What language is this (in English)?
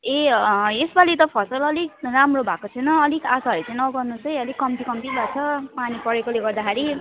Nepali